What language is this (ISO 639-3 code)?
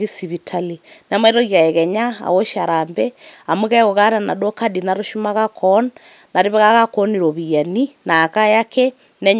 mas